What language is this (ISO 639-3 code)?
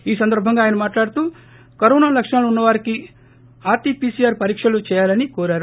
tel